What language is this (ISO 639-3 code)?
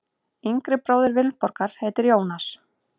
isl